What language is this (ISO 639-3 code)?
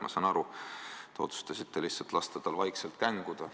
est